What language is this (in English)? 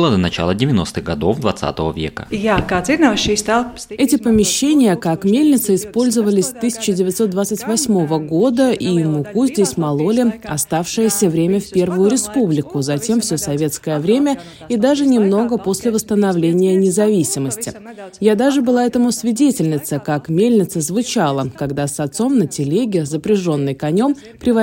Russian